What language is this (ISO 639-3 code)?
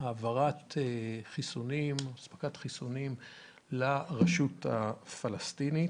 heb